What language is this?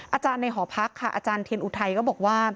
Thai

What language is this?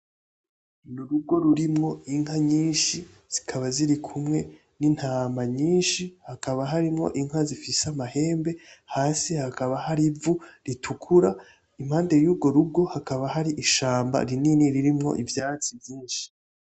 Rundi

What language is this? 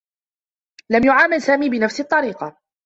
Arabic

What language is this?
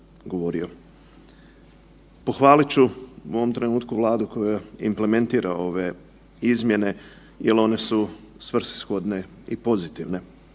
Croatian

